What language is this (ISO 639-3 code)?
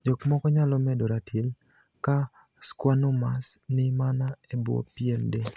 luo